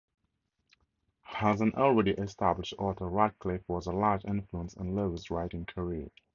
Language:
English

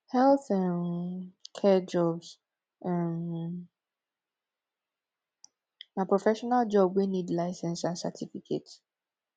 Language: Nigerian Pidgin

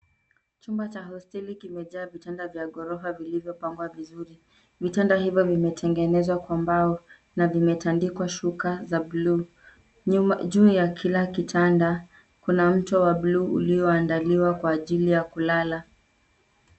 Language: Swahili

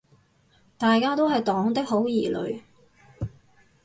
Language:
Cantonese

